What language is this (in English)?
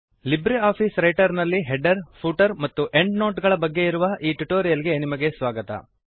Kannada